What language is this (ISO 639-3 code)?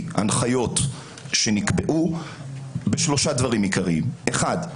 heb